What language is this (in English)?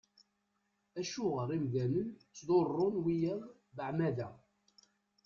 Kabyle